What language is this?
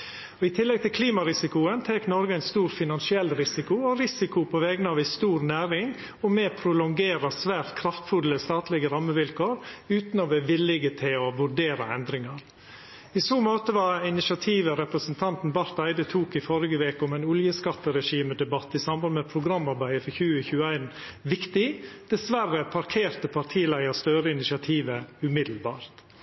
Norwegian Nynorsk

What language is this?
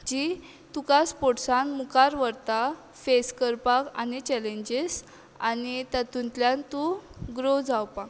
Konkani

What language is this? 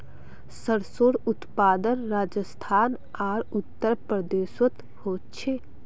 Magahi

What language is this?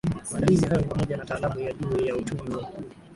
Swahili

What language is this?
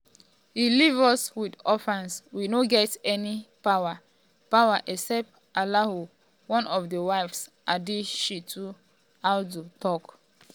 Nigerian Pidgin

